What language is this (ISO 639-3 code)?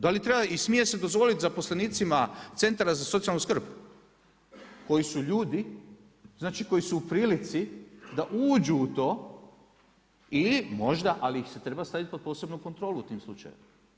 hrv